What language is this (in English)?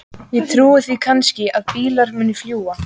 Icelandic